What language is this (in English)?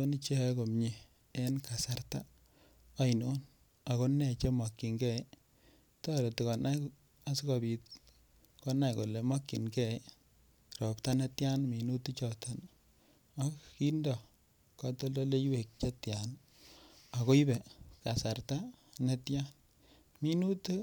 Kalenjin